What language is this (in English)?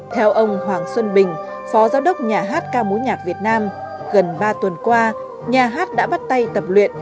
Vietnamese